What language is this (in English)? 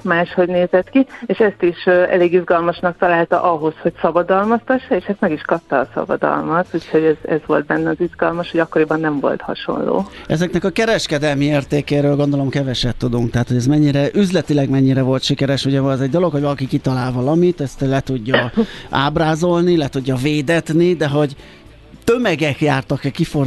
Hungarian